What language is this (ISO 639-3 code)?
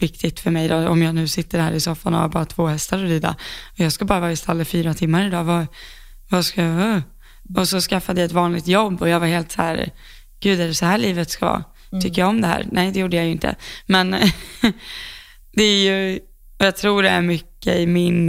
swe